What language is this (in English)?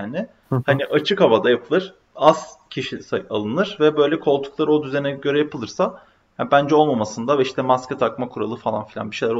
Turkish